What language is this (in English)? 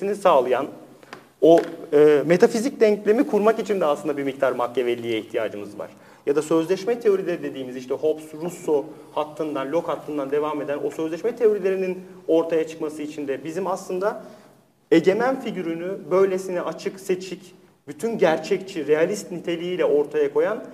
Turkish